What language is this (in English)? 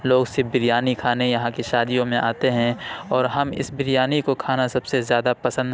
Urdu